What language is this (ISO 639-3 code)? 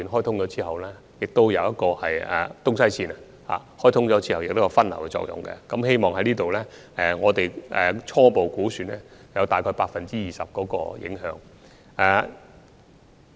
yue